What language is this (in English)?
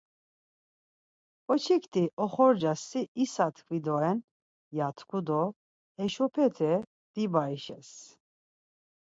Laz